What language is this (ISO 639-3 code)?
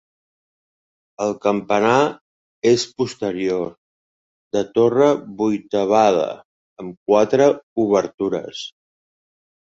cat